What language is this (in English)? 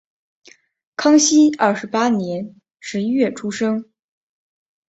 Chinese